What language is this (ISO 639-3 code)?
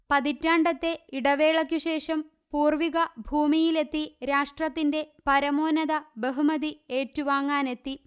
mal